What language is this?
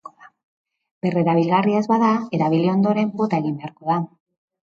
Basque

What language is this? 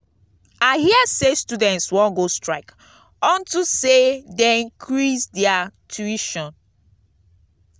Nigerian Pidgin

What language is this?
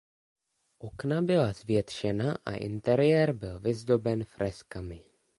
Czech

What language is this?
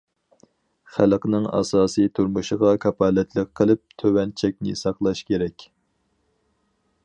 Uyghur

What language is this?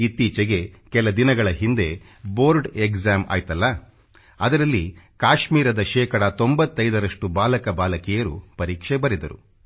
Kannada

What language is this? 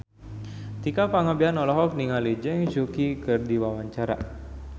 Sundanese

